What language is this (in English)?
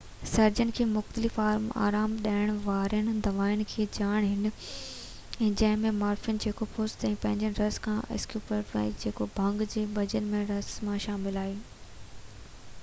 Sindhi